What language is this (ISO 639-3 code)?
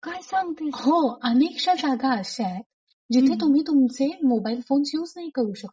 mar